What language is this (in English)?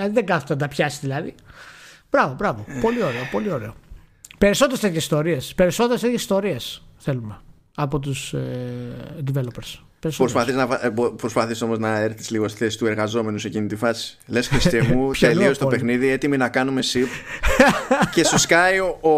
Greek